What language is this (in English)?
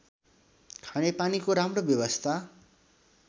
Nepali